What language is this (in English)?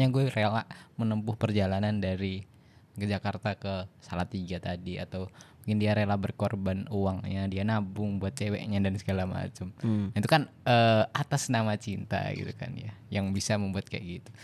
Indonesian